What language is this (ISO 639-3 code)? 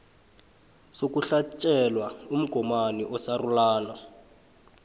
nbl